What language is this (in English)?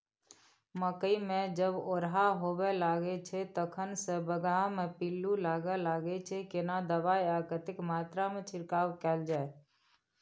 Maithili